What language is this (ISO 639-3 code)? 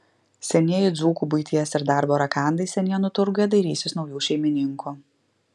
lit